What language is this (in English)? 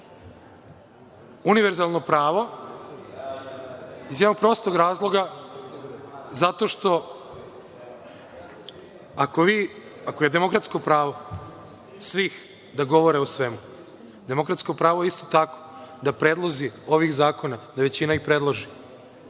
Serbian